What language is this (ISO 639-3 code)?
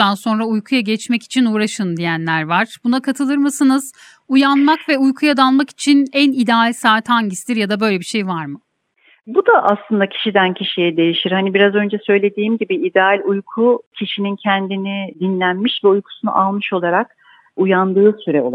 tur